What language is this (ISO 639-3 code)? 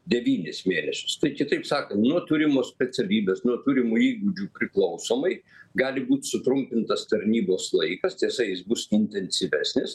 lit